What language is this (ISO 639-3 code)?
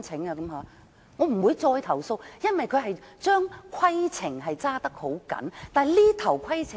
yue